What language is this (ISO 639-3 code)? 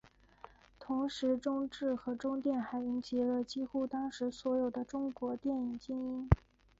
zho